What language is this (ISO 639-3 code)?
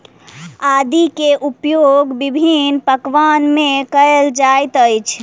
mai